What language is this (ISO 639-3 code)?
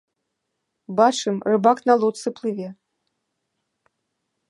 bel